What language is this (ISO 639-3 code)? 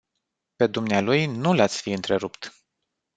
ron